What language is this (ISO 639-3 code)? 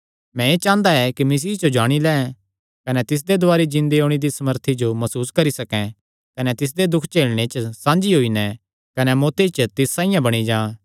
xnr